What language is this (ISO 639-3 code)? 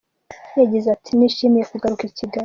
kin